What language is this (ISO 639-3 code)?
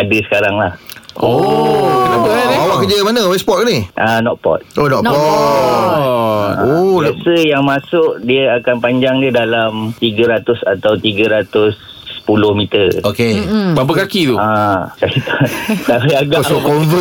msa